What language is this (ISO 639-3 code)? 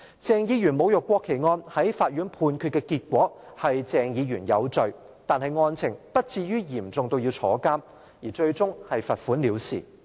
yue